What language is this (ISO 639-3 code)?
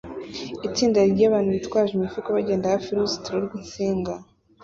kin